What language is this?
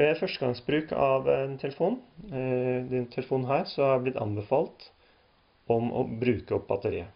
Norwegian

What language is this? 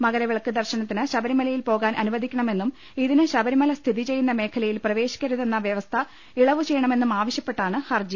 Malayalam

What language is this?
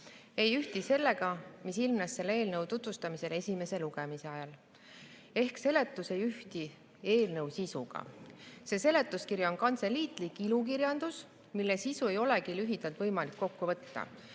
Estonian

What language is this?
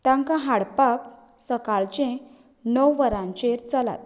Konkani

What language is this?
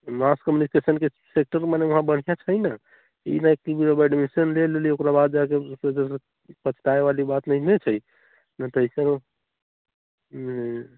Maithili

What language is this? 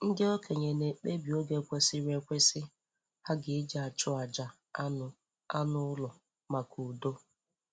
Igbo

